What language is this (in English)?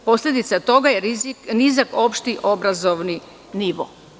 Serbian